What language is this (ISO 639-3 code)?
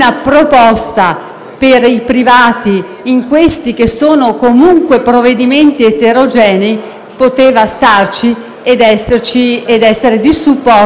ita